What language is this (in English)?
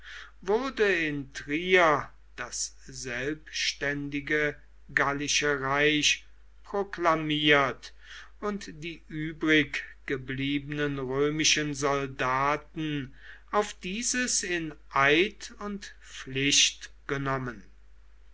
German